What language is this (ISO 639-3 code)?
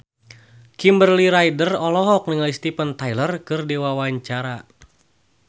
sun